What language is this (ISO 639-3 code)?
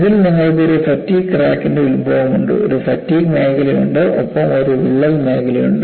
mal